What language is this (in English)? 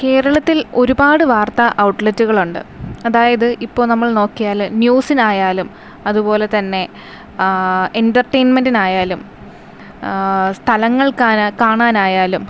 Malayalam